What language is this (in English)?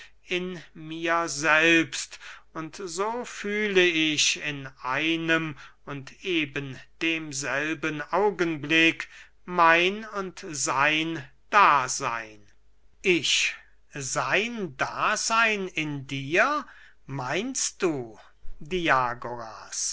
German